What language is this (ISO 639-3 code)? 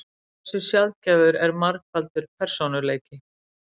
isl